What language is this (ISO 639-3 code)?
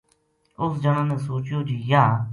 gju